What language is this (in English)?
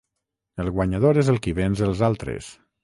Catalan